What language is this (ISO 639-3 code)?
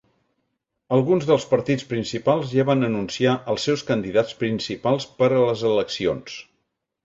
cat